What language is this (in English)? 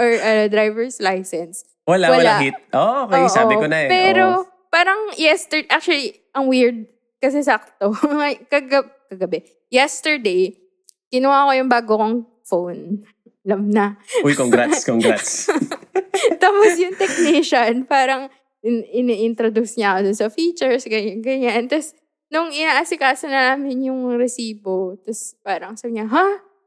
Filipino